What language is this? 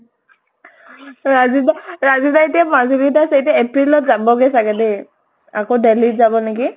Assamese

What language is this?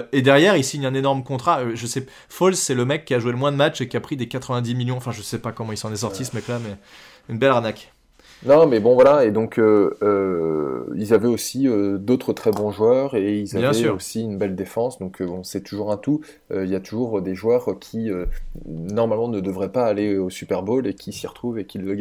French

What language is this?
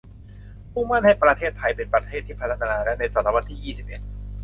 Thai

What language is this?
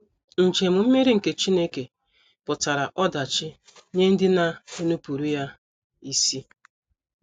Igbo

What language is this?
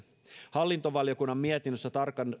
Finnish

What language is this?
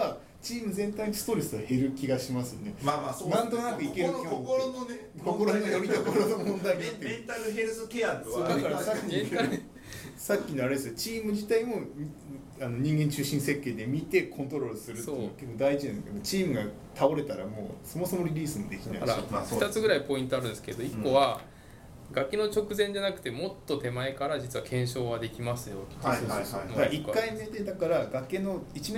Japanese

